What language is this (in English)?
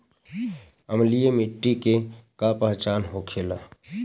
Bhojpuri